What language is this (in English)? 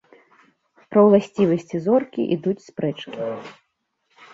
Belarusian